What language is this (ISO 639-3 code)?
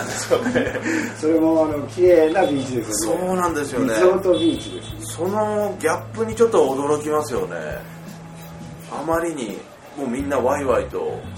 jpn